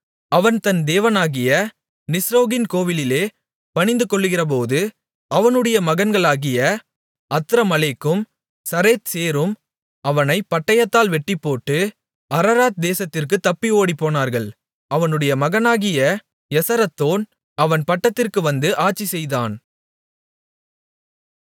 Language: Tamil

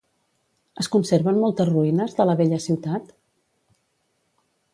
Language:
Catalan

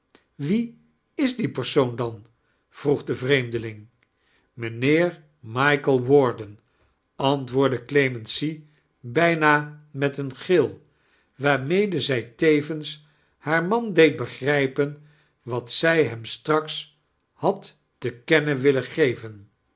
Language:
Dutch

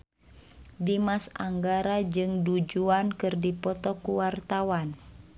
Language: Sundanese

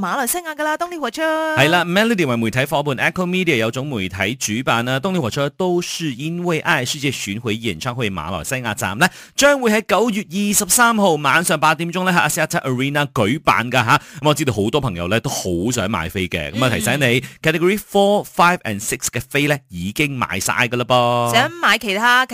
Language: Chinese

